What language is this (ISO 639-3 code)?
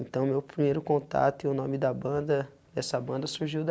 por